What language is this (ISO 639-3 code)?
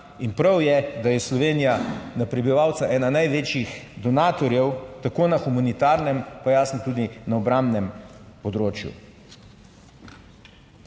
slv